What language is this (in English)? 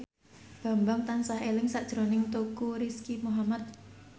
Javanese